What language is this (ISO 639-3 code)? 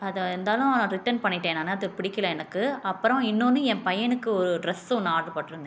tam